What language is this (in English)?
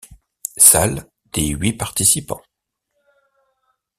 French